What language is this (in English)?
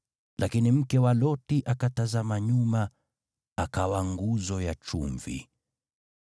Swahili